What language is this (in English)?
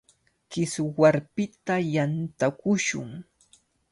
Cajatambo North Lima Quechua